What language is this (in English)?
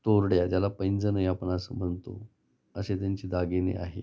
Marathi